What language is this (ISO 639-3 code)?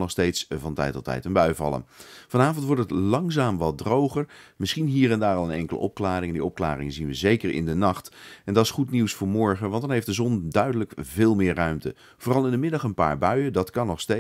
nld